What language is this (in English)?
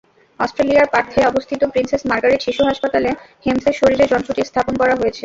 Bangla